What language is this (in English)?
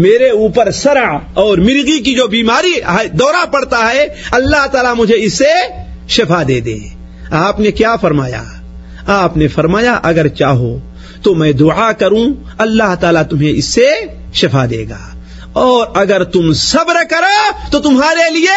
Urdu